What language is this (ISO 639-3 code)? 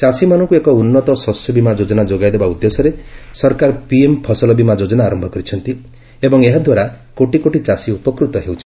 ori